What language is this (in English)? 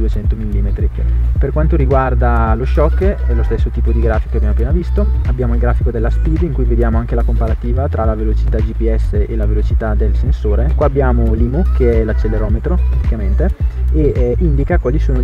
Italian